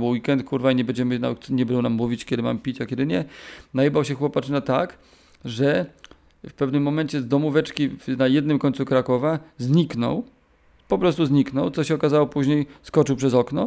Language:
Polish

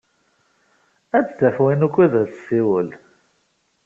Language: Kabyle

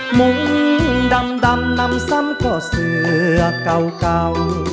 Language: Thai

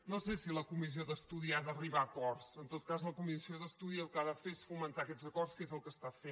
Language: Catalan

